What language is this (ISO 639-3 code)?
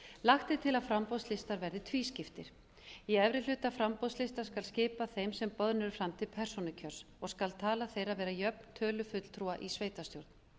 isl